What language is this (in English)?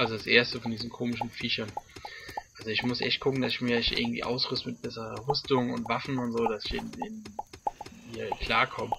German